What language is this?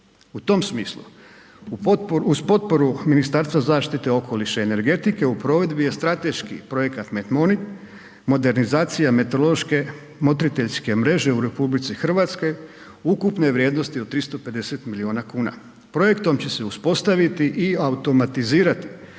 Croatian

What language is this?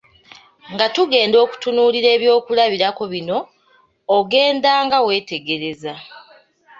Ganda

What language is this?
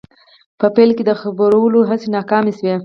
Pashto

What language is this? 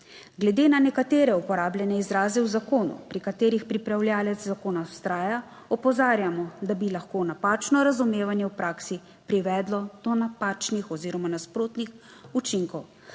Slovenian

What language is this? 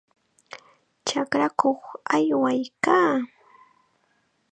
Chiquián Ancash Quechua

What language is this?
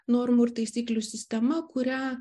Lithuanian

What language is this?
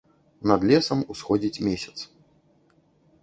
Belarusian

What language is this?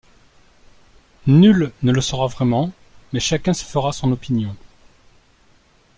French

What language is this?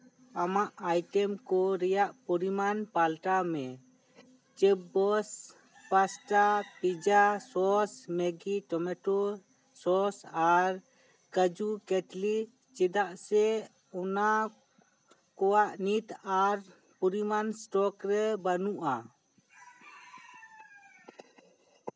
Santali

